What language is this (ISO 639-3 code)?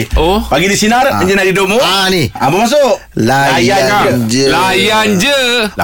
msa